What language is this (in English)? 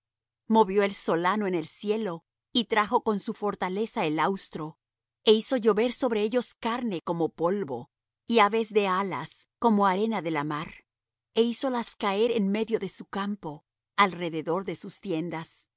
Spanish